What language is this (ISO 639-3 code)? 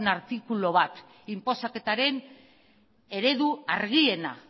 eus